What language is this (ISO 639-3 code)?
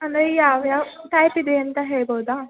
kan